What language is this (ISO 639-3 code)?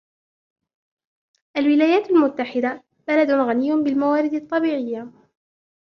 ara